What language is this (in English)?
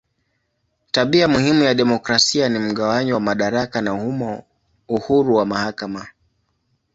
Swahili